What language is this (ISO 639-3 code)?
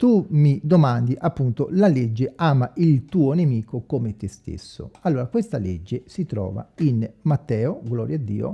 ita